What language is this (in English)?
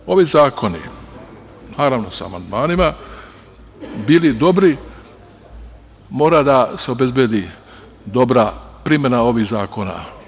Serbian